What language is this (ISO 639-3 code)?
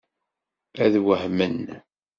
kab